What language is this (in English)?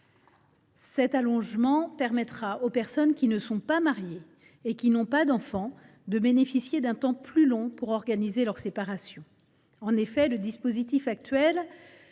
French